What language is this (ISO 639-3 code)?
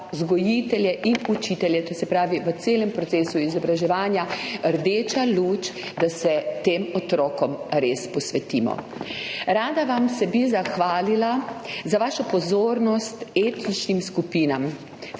slv